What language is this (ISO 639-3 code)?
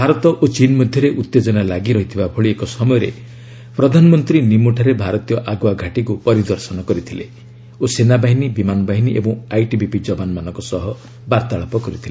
ori